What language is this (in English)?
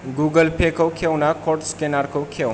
Bodo